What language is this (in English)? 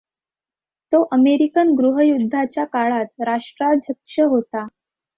Marathi